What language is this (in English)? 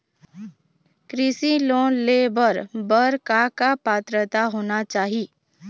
Chhattisgarhi